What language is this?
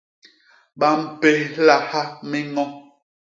Basaa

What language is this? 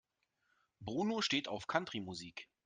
German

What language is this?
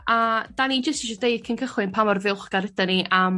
Welsh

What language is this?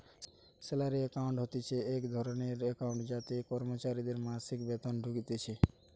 Bangla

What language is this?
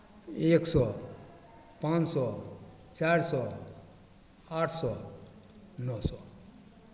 Maithili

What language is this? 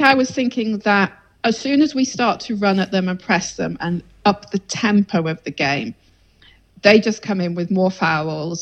English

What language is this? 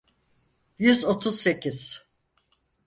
Turkish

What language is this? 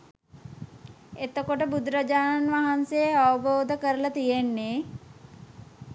Sinhala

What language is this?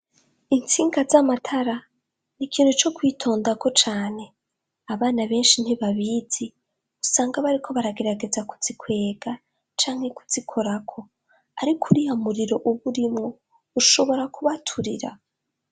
Rundi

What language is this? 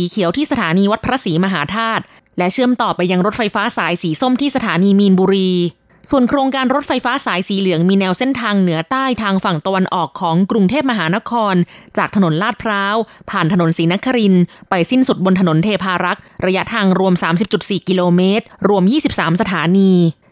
Thai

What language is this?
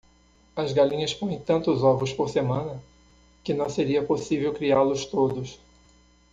Portuguese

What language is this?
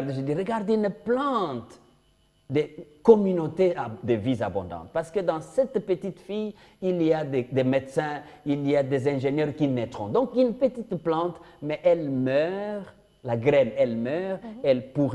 French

